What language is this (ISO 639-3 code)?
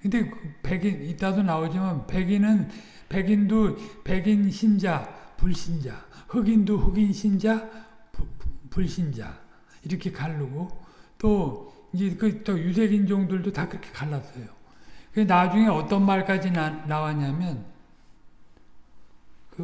kor